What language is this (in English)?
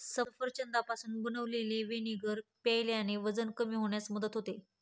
Marathi